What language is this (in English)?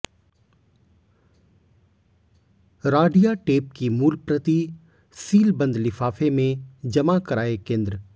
Hindi